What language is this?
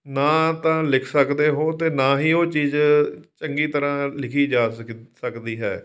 Punjabi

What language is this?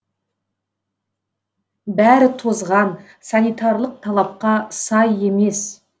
Kazakh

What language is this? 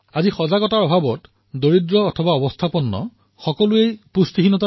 Assamese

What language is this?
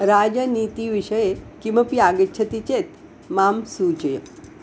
Sanskrit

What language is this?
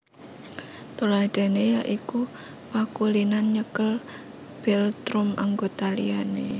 Javanese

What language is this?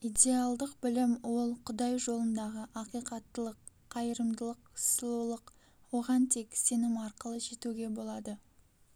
Kazakh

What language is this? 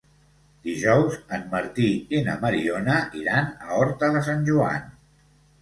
Catalan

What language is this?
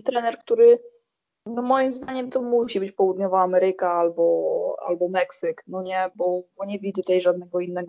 Polish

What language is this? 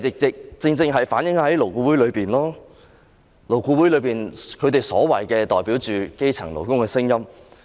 Cantonese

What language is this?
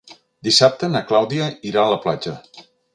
Catalan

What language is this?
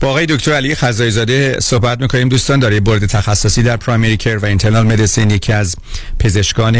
Persian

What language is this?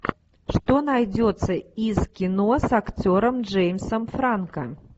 Russian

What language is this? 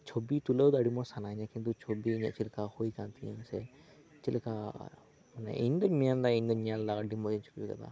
Santali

